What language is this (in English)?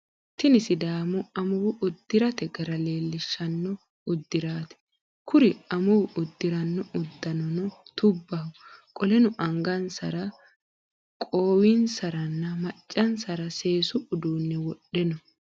Sidamo